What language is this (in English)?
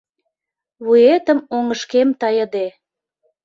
Mari